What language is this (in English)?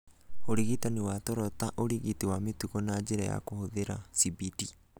Kikuyu